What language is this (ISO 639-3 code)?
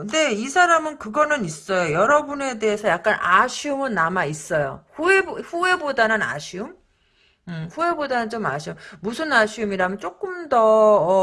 kor